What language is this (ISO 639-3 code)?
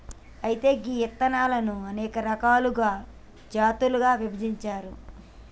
tel